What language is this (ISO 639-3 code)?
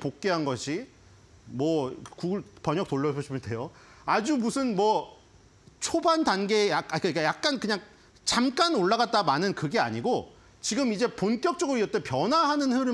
kor